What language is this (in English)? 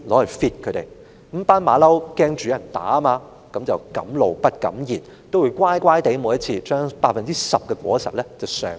Cantonese